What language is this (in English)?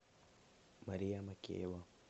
Russian